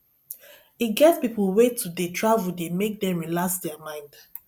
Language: Nigerian Pidgin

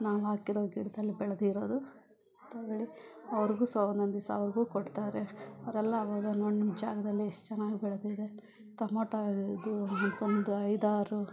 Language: Kannada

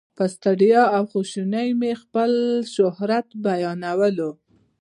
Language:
Pashto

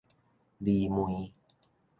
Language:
Min Nan Chinese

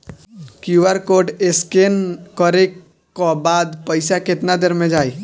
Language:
Bhojpuri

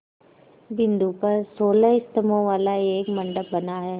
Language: Hindi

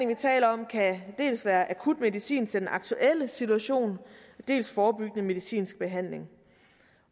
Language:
Danish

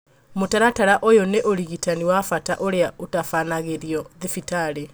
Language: Kikuyu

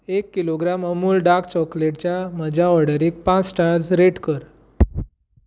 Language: Konkani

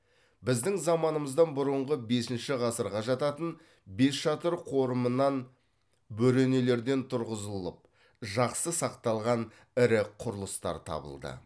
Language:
Kazakh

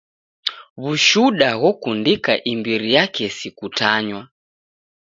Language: Taita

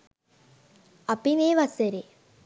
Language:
Sinhala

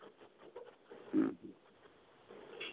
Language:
Santali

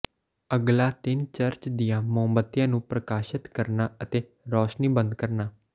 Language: Punjabi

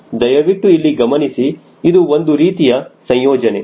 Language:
Kannada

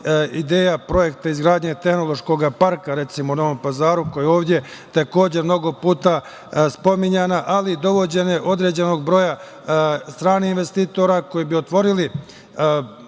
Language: Serbian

